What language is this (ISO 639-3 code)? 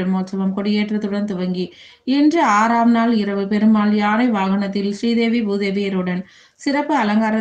tha